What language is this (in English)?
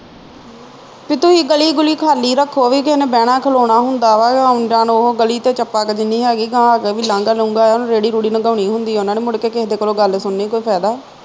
Punjabi